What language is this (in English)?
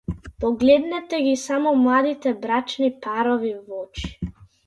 Macedonian